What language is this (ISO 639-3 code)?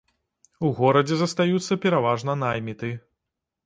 bel